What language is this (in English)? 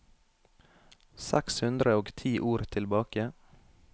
Norwegian